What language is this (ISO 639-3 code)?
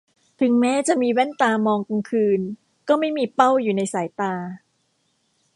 tha